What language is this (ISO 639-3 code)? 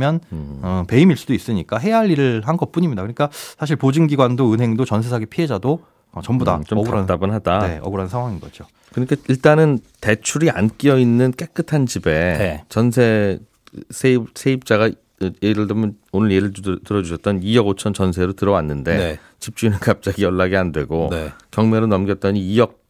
kor